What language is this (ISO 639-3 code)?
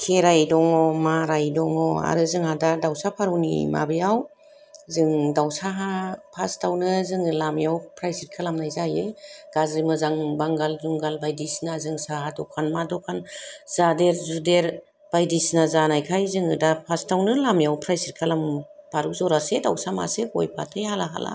brx